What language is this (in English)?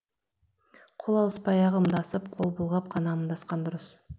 Kazakh